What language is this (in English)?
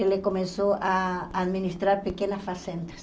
Portuguese